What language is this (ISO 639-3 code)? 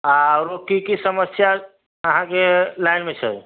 mai